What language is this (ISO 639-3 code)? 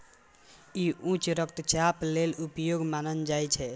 mai